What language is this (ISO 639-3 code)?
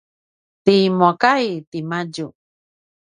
pwn